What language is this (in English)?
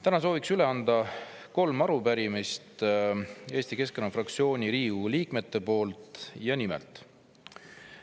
Estonian